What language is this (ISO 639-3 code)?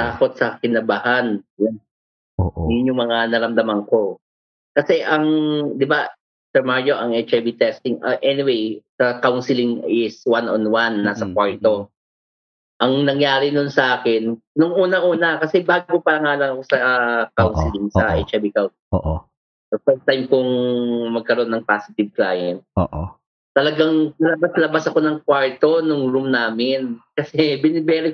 fil